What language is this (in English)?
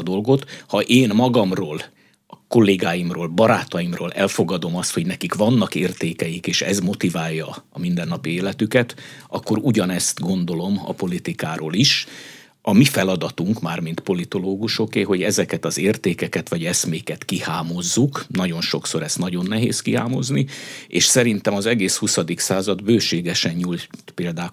Hungarian